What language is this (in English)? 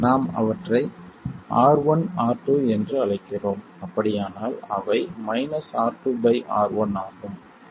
Tamil